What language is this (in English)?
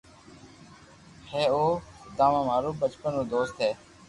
Loarki